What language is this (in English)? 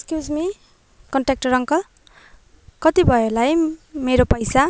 Nepali